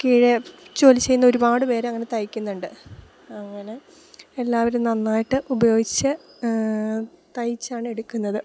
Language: Malayalam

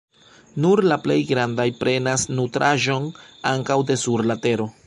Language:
Esperanto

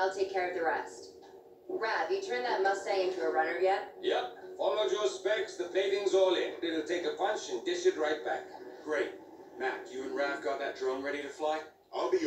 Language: English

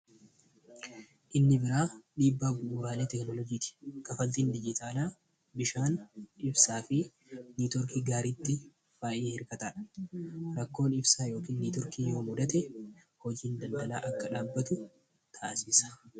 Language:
Oromo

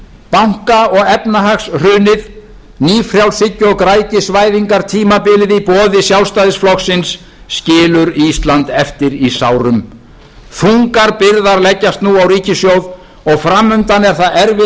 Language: Icelandic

